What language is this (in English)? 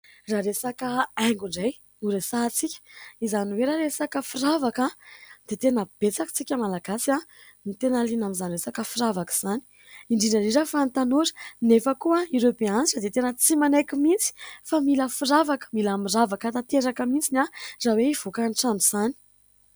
Malagasy